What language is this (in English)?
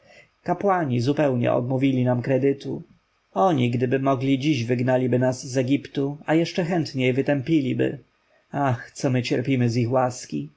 Polish